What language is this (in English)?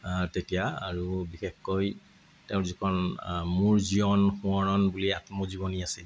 Assamese